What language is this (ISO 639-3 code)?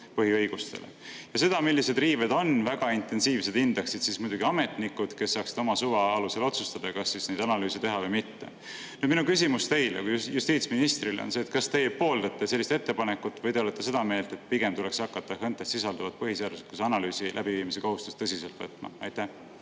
est